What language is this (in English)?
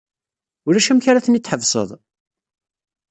Kabyle